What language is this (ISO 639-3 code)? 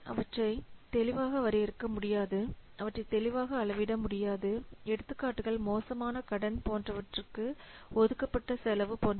tam